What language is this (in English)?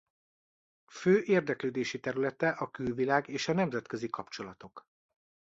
Hungarian